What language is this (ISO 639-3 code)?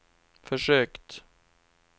swe